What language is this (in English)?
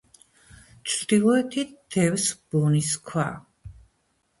Georgian